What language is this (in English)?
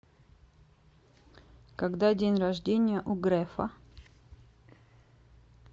Russian